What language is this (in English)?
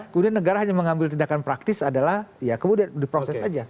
Indonesian